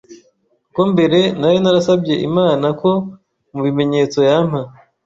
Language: Kinyarwanda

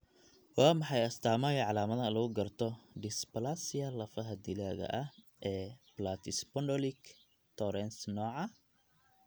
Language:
Somali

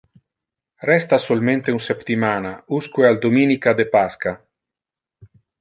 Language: Interlingua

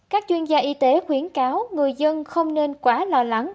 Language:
Vietnamese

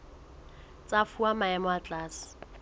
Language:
Southern Sotho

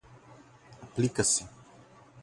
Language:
Portuguese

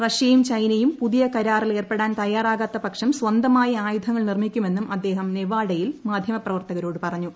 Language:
Malayalam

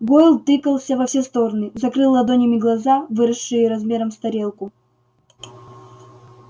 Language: Russian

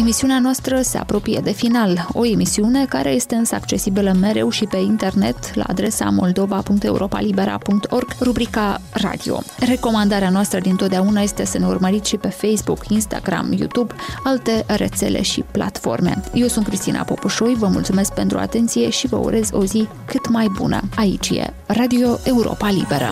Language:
Romanian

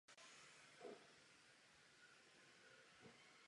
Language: Czech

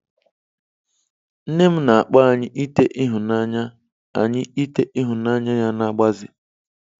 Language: Igbo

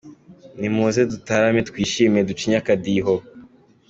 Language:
Kinyarwanda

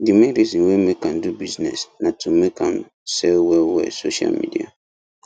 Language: Nigerian Pidgin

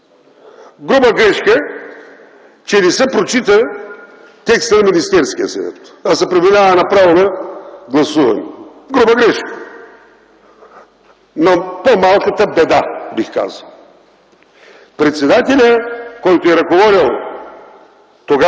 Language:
Bulgarian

